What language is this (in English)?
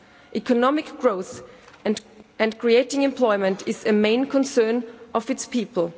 English